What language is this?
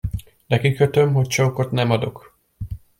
Hungarian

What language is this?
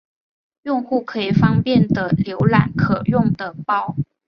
Chinese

